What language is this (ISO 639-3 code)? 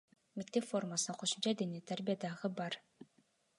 kir